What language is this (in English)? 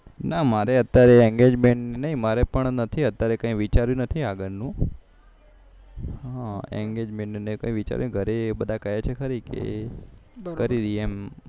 Gujarati